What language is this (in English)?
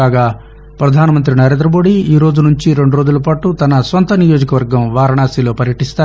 Telugu